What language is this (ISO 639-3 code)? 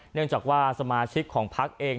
tha